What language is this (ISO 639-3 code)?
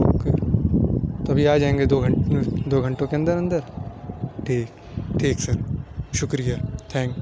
urd